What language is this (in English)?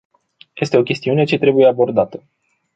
Romanian